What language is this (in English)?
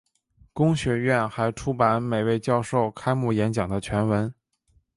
Chinese